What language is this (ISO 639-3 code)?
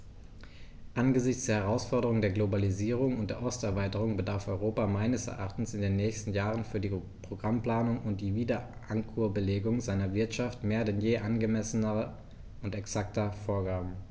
deu